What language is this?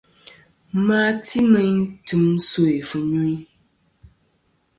Kom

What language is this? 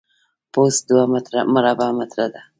Pashto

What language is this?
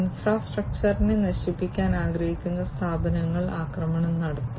Malayalam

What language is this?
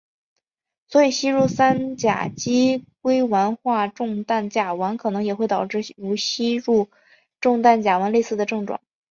Chinese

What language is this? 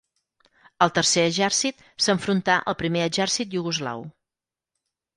Catalan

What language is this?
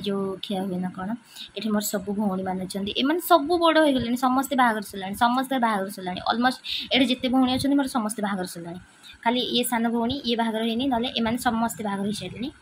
Indonesian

